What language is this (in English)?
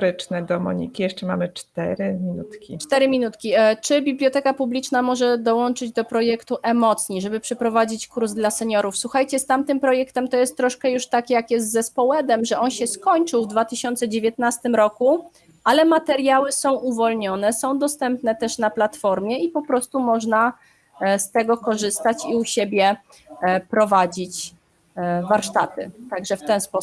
Polish